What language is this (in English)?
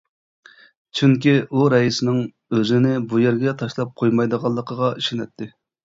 Uyghur